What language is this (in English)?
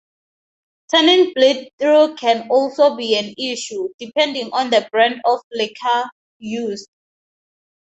English